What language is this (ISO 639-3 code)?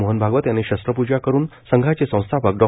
mar